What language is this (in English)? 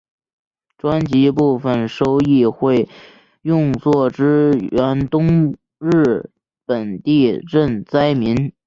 Chinese